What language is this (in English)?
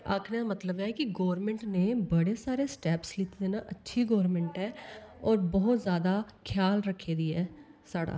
Dogri